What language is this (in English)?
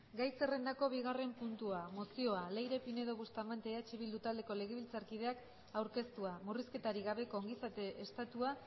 Basque